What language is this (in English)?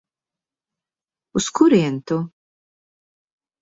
Latvian